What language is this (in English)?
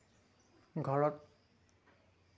Assamese